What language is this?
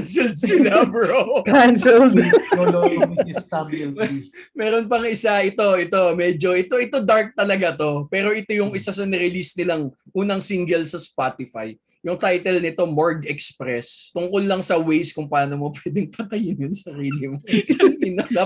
Filipino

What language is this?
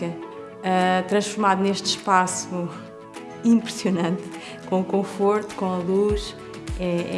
Portuguese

